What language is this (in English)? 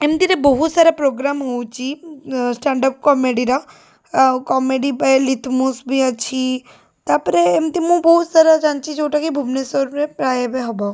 Odia